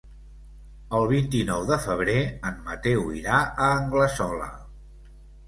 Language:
Catalan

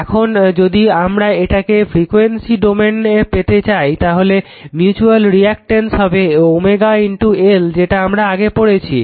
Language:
Bangla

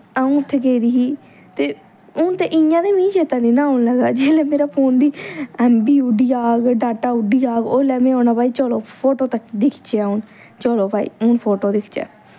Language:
Dogri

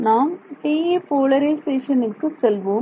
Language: Tamil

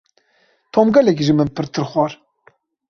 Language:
Kurdish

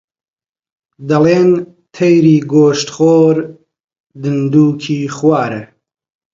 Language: Central Kurdish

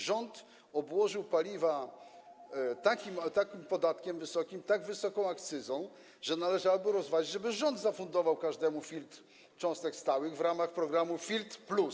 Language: Polish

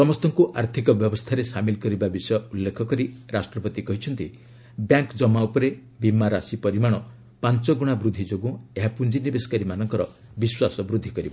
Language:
Odia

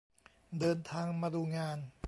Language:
Thai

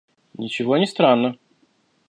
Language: Russian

